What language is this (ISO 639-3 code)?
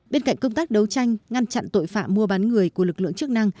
vie